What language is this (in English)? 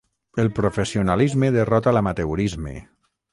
Catalan